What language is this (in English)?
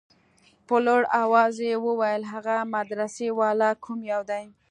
Pashto